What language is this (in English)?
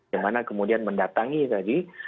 Indonesian